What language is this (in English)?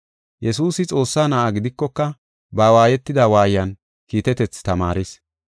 Gofa